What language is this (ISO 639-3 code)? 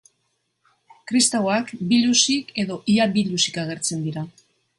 eus